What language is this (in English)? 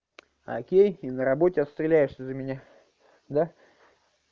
Russian